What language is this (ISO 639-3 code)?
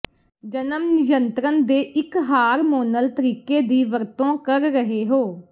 pan